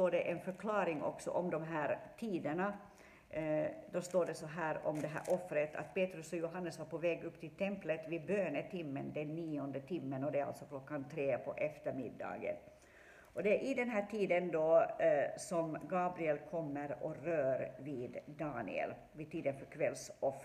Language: Swedish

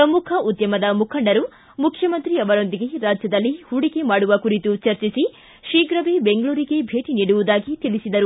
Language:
Kannada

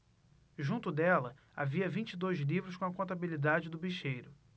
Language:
Portuguese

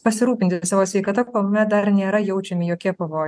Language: Lithuanian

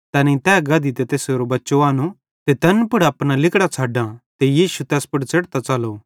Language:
Bhadrawahi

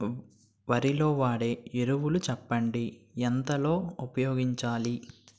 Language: Telugu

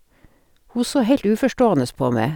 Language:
Norwegian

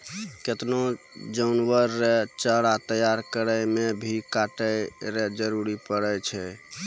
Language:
Maithili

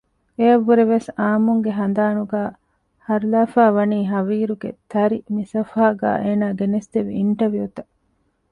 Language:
Divehi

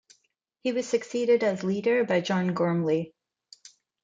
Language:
English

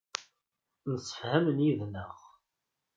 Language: Kabyle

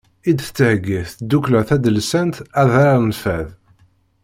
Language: Kabyle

